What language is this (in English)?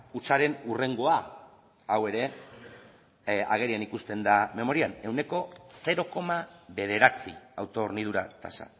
Basque